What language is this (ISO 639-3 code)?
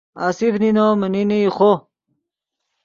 ydg